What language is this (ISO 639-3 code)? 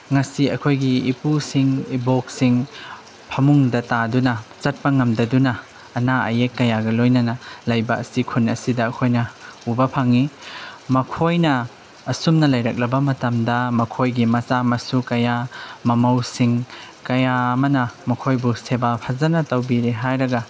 mni